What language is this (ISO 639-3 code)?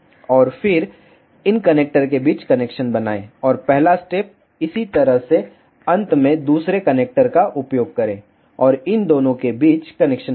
hin